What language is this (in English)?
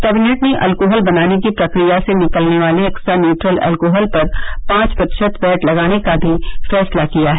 Hindi